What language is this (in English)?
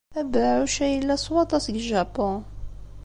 Kabyle